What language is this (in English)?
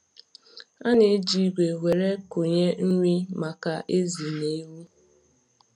Igbo